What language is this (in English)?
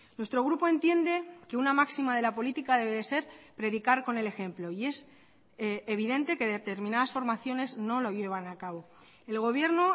Spanish